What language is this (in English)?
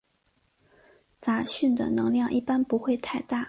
Chinese